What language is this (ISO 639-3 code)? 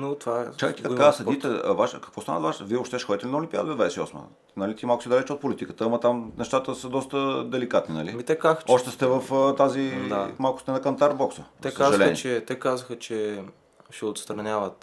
bul